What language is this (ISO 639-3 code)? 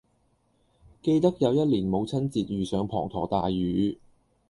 yue